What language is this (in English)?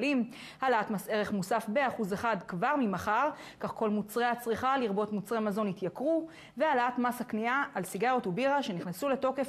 Hebrew